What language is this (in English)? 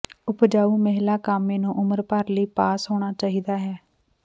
Punjabi